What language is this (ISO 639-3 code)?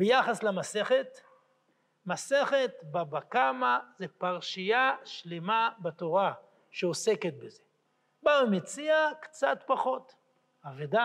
heb